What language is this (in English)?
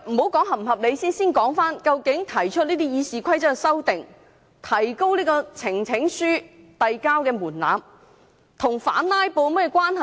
Cantonese